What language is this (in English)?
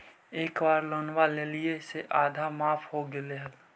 Magahi